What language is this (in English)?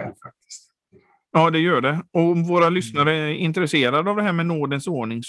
Swedish